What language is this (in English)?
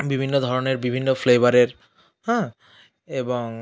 Bangla